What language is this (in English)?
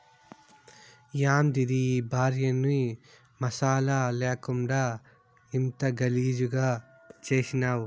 Telugu